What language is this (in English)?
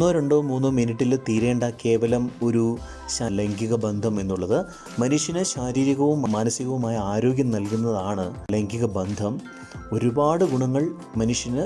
Malayalam